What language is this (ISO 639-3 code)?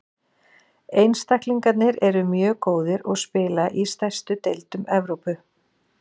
isl